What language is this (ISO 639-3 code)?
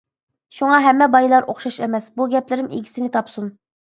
uig